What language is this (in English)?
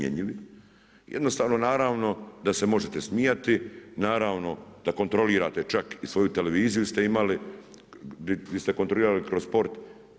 Croatian